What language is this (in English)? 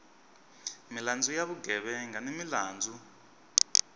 Tsonga